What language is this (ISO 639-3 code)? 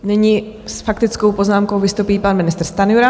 ces